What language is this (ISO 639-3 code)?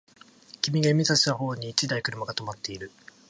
jpn